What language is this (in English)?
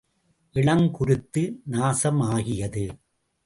Tamil